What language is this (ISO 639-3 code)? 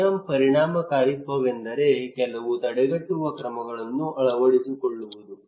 kan